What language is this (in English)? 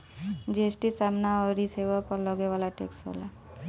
Bhojpuri